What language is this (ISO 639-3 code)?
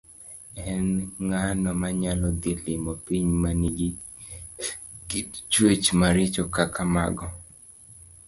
luo